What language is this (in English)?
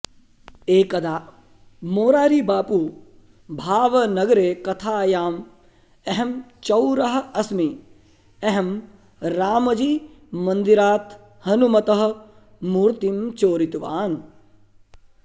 Sanskrit